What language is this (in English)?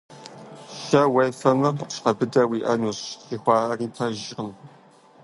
Kabardian